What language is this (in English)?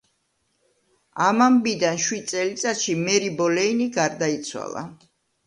Georgian